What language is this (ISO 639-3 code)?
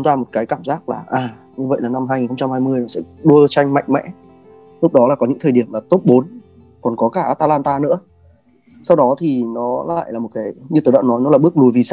vie